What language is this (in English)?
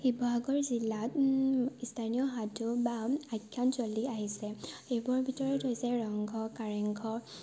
Assamese